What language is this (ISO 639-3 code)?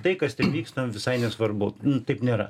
lit